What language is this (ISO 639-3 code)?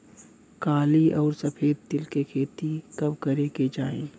bho